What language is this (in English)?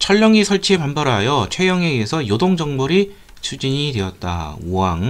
Korean